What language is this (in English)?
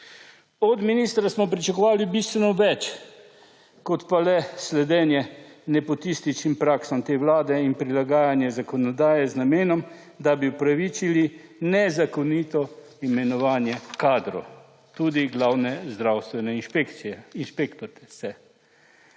Slovenian